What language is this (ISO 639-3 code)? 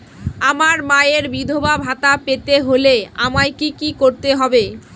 ben